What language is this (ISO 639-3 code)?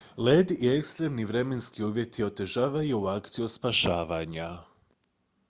hrv